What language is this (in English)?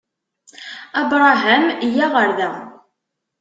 Kabyle